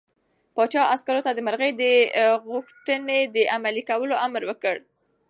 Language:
Pashto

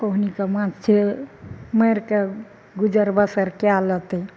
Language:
Maithili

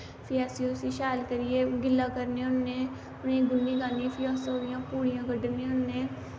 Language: Dogri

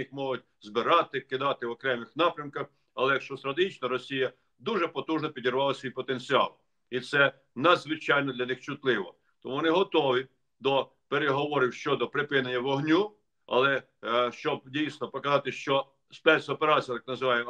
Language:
Ukrainian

